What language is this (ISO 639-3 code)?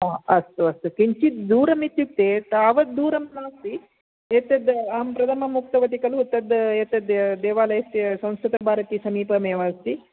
san